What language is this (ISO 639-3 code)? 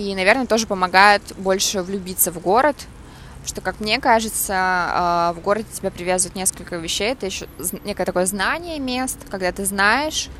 rus